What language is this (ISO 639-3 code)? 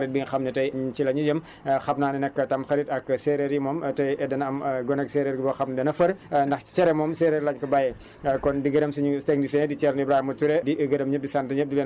wol